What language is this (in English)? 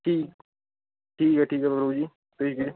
Dogri